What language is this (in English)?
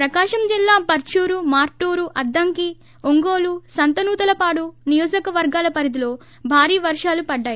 Telugu